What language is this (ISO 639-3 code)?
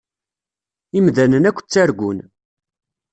kab